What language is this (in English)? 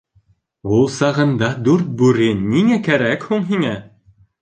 Bashkir